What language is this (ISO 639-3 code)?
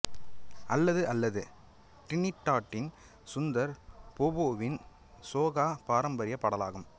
tam